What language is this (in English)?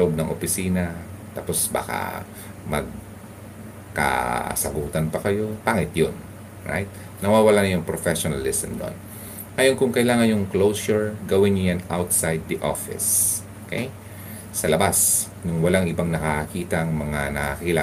Filipino